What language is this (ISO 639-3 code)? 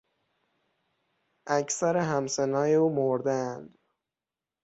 fas